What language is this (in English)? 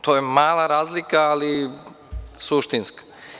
Serbian